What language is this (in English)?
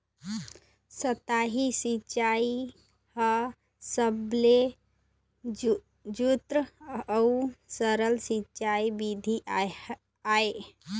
Chhattisgarhi